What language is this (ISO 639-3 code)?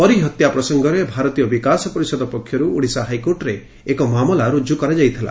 ori